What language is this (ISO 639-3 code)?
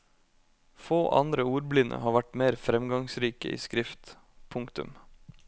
nor